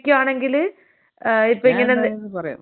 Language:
Malayalam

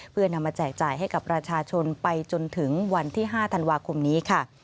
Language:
Thai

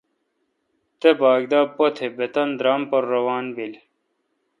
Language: Kalkoti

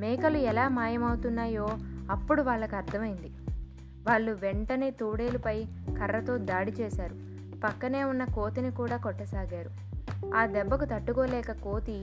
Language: Telugu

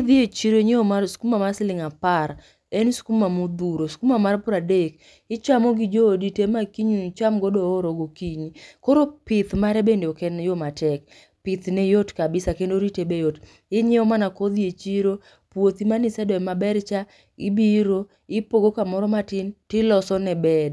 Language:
Luo (Kenya and Tanzania)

